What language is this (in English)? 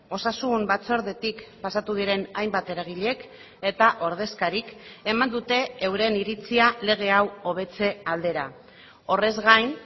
Basque